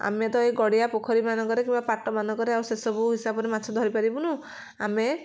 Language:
Odia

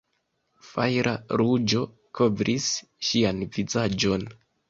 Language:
Esperanto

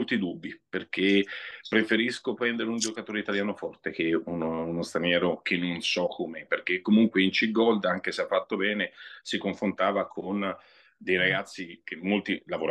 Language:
Italian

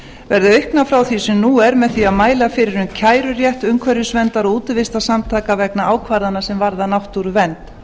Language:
Icelandic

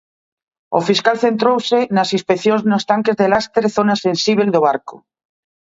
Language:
Galician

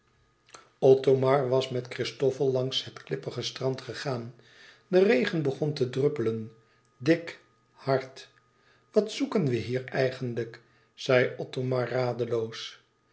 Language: Dutch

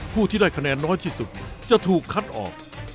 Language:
Thai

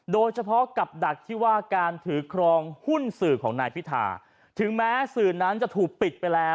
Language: Thai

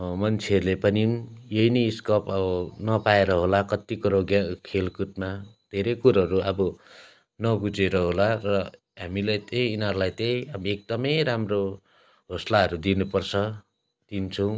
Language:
Nepali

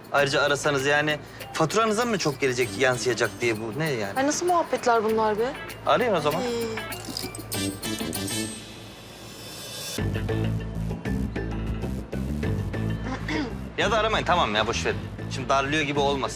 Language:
Turkish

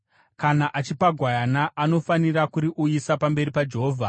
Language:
Shona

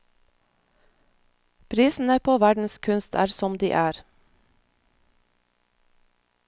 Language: Norwegian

